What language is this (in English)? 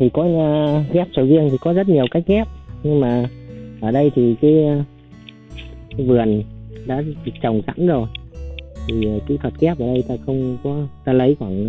Vietnamese